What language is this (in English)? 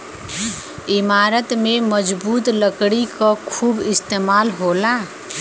Bhojpuri